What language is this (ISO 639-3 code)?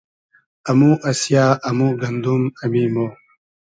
haz